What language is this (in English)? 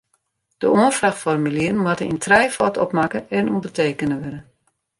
Western Frisian